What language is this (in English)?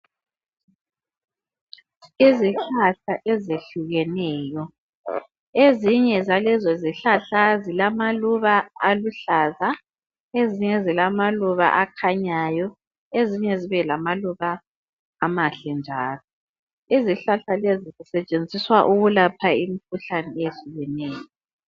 North Ndebele